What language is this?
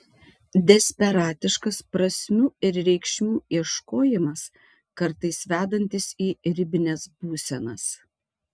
Lithuanian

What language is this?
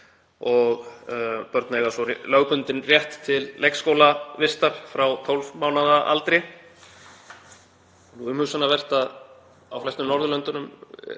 Icelandic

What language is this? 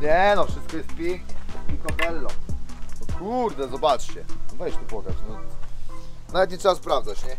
Polish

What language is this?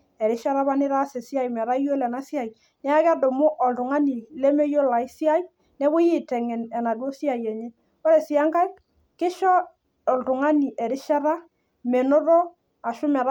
Masai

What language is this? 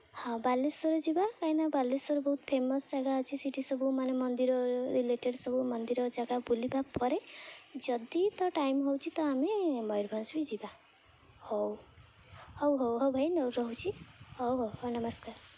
Odia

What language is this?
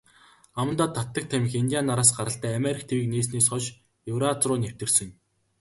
Mongolian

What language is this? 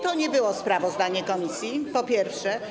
Polish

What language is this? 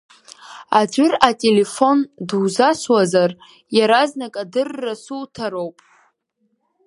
Abkhazian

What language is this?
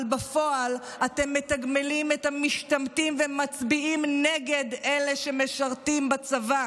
Hebrew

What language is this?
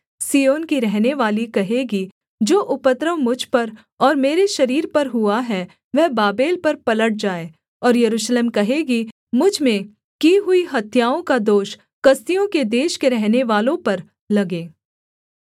Hindi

